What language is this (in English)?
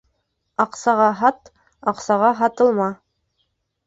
Bashkir